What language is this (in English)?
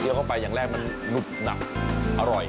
Thai